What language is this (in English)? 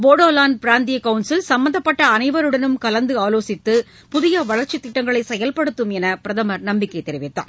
Tamil